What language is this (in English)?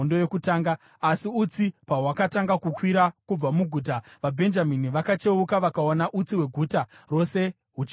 Shona